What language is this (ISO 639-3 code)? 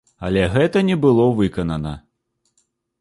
bel